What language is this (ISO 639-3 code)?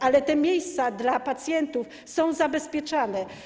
pol